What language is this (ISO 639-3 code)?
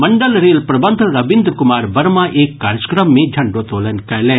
mai